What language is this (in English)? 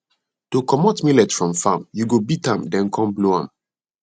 Nigerian Pidgin